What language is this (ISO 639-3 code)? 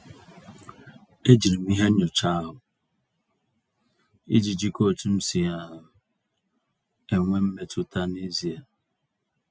ibo